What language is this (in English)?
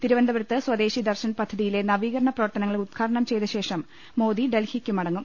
Malayalam